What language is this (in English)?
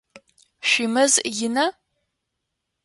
Adyghe